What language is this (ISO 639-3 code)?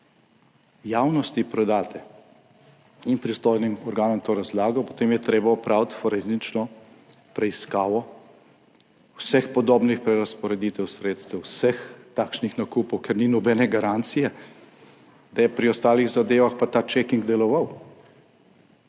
slv